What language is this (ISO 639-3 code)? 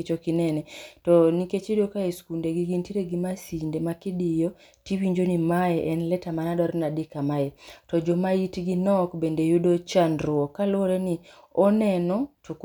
luo